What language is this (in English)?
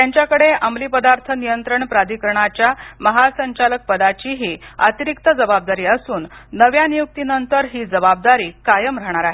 Marathi